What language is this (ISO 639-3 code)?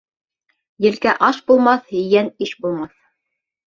bak